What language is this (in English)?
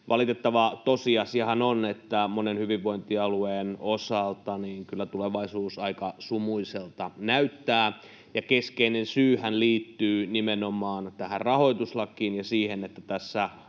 Finnish